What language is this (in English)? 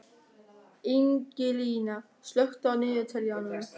Icelandic